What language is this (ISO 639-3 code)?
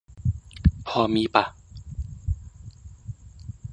tha